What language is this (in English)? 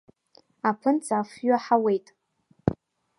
Abkhazian